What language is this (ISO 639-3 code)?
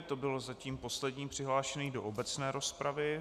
ces